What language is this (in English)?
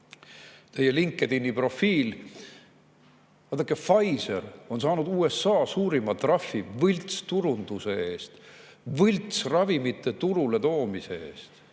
Estonian